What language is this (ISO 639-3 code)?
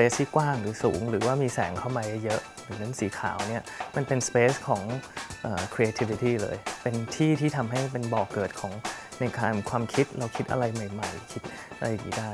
tha